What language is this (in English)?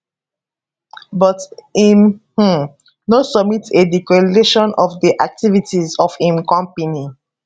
Nigerian Pidgin